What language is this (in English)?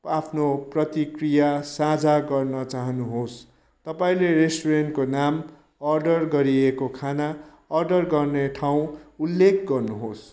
Nepali